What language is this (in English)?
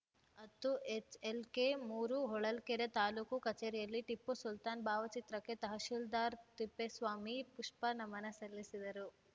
Kannada